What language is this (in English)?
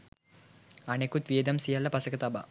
Sinhala